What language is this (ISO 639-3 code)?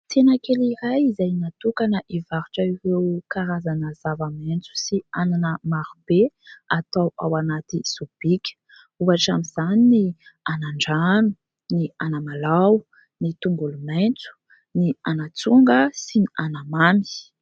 mlg